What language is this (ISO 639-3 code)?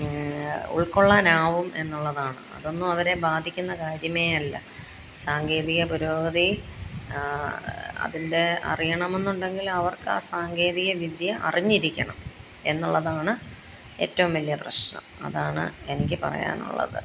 mal